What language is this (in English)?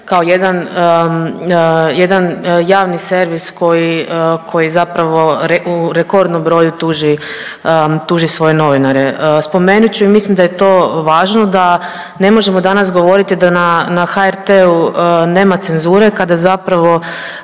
Croatian